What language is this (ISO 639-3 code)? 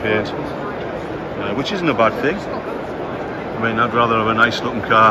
eng